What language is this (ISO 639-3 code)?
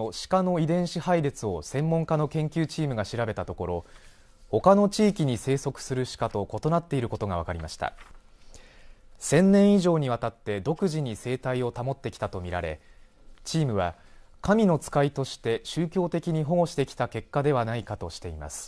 jpn